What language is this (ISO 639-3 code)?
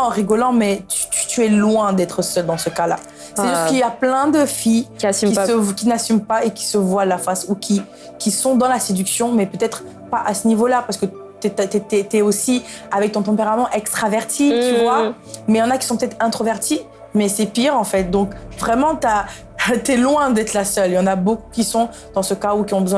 fra